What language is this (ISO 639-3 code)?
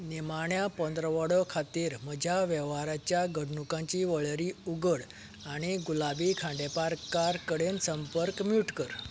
kok